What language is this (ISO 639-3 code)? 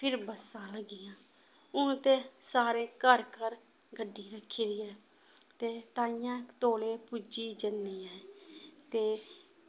doi